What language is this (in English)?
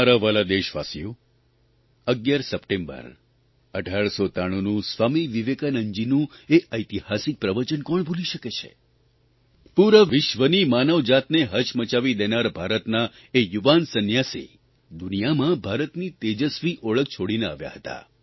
Gujarati